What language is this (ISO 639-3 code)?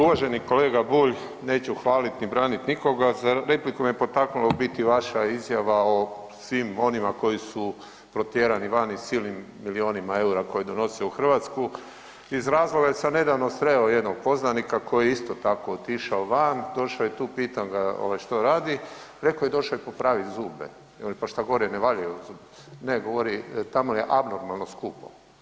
hrv